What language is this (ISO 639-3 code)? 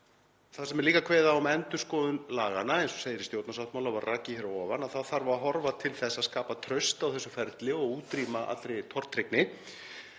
isl